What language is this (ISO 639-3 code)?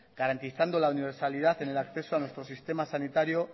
spa